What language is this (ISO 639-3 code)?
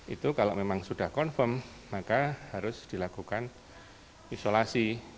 ind